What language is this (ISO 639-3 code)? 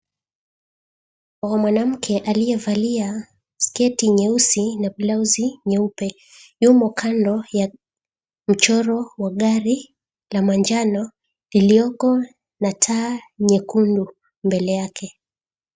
swa